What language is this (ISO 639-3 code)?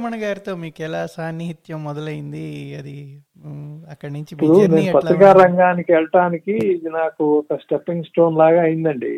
tel